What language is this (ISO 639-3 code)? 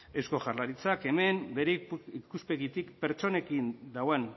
eus